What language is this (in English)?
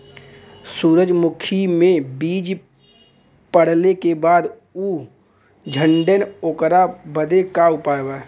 Bhojpuri